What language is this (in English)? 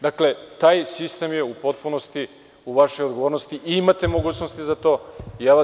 Serbian